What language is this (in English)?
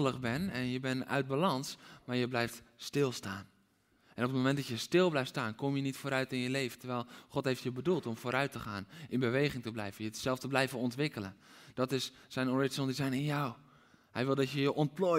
Dutch